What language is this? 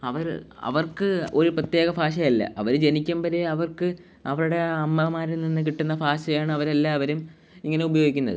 Malayalam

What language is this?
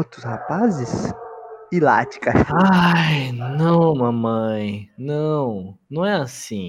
Portuguese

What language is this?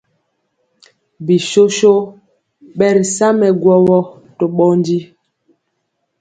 Mpiemo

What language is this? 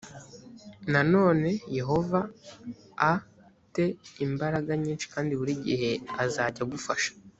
Kinyarwanda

